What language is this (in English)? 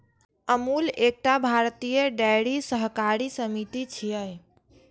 Maithili